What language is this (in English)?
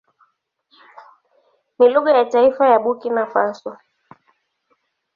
Swahili